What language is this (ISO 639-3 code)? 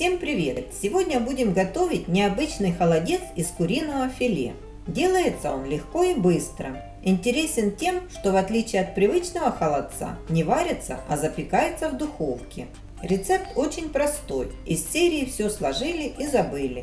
rus